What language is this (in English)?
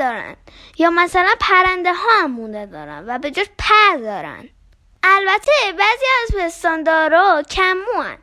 Persian